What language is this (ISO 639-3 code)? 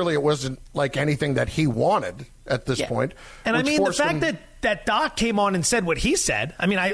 eng